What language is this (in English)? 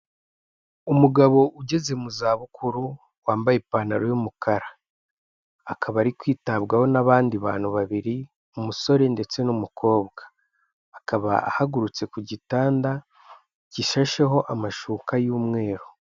Kinyarwanda